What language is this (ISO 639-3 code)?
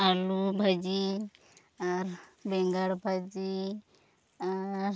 sat